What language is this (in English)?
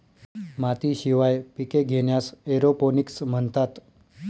Marathi